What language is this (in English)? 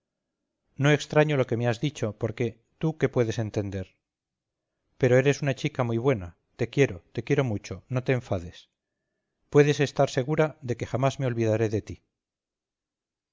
Spanish